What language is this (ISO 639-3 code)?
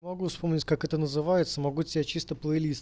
rus